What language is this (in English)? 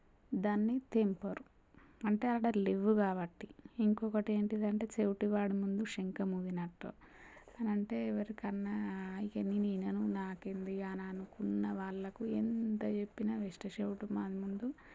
Telugu